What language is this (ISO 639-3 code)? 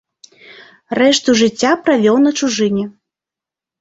bel